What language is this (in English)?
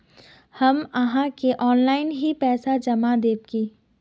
Magahi